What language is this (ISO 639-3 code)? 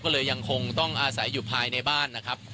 tha